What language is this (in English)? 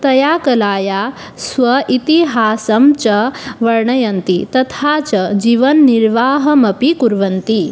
Sanskrit